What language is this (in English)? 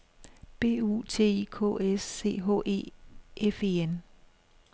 Danish